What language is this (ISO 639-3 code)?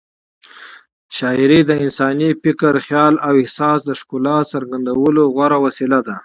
pus